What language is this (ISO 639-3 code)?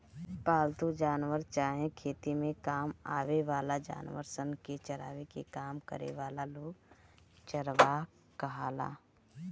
bho